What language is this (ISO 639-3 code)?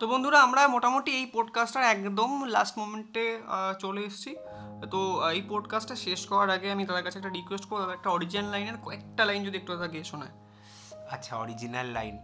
ben